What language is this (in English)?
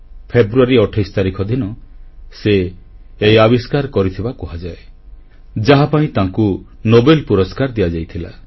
Odia